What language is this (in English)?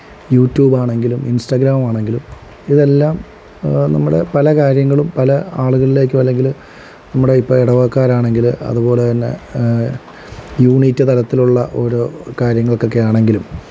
Malayalam